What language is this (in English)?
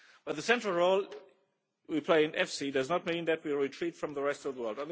English